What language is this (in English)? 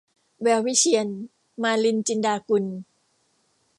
Thai